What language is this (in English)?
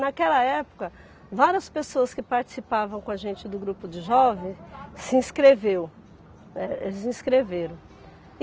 Portuguese